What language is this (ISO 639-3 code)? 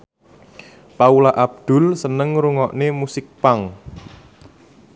jav